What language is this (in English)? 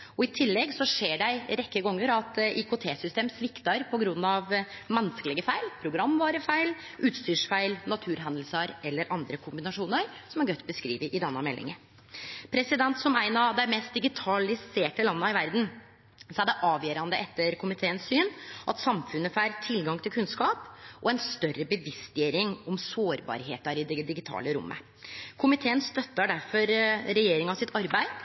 Norwegian Nynorsk